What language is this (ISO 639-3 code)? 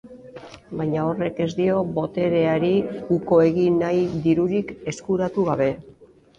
eus